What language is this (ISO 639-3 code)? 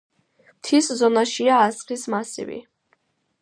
kat